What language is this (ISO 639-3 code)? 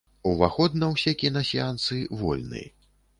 bel